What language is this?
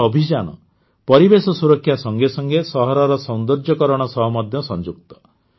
Odia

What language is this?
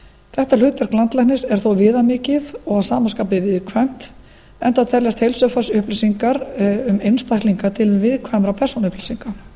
Icelandic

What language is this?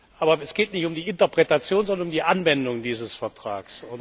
German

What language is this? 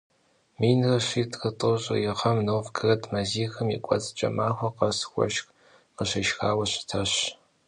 Kabardian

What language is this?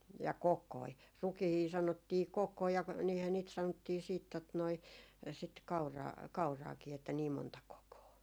Finnish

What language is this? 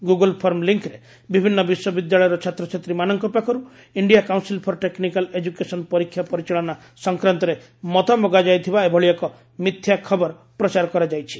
Odia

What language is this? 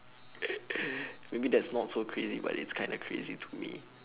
English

